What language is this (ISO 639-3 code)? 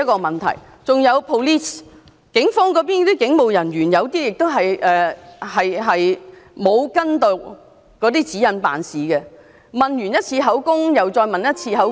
yue